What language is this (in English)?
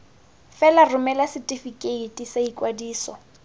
Tswana